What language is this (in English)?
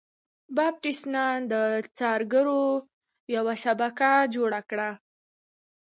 Pashto